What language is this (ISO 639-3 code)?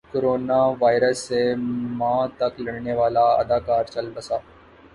urd